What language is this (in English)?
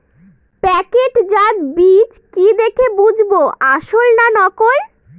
Bangla